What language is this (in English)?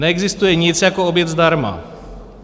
Czech